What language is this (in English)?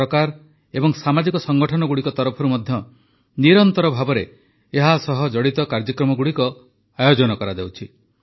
Odia